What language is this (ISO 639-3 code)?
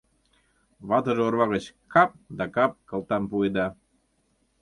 chm